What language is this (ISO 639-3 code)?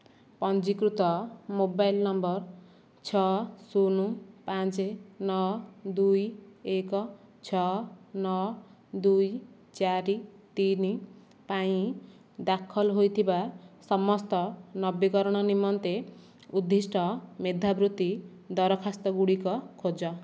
ori